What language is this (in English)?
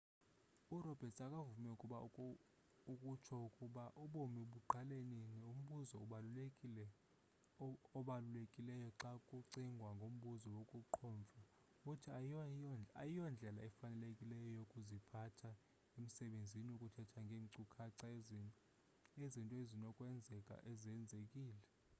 Xhosa